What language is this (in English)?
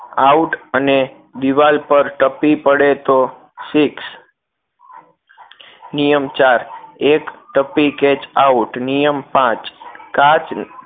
Gujarati